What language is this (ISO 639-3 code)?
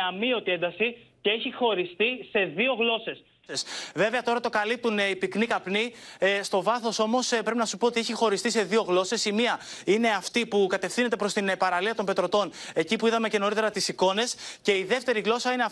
ell